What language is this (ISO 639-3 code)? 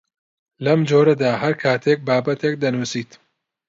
ckb